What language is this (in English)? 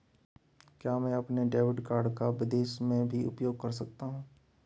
Hindi